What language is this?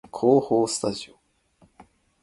Japanese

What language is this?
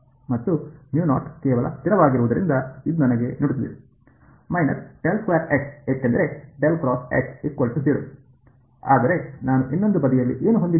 Kannada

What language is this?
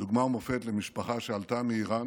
Hebrew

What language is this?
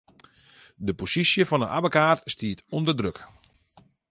Western Frisian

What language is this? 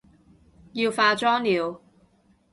Cantonese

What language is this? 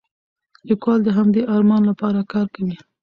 Pashto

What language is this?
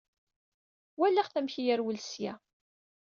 Kabyle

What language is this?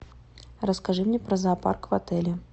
Russian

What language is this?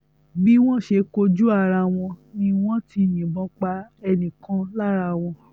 Yoruba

